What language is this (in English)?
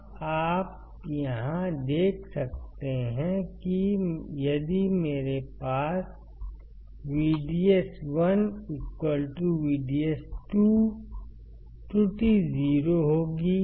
Hindi